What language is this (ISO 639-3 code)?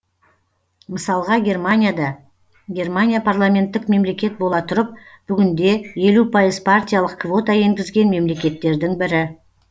kaz